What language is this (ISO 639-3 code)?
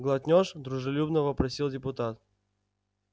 rus